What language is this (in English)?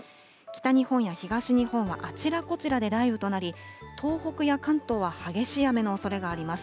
Japanese